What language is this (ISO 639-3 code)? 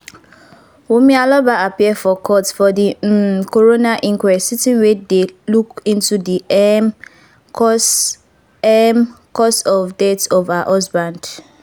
pcm